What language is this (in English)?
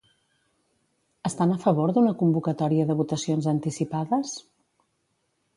Catalan